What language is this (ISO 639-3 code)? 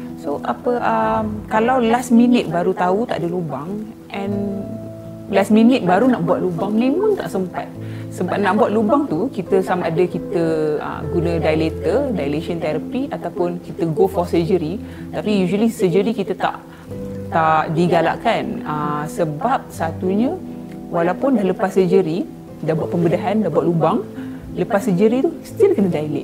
msa